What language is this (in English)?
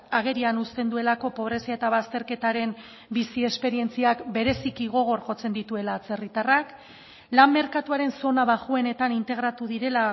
Basque